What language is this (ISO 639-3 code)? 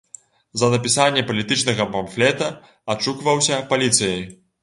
bel